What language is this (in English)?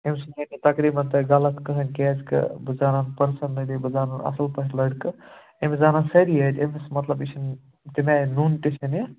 Kashmiri